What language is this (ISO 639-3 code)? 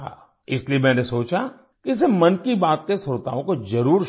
hin